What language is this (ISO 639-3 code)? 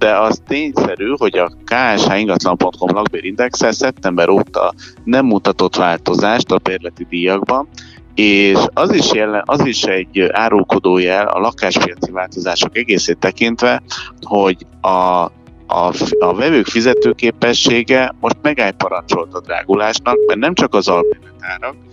hun